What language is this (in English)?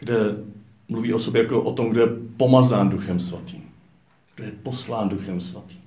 Czech